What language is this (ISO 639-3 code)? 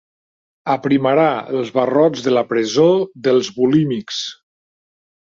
cat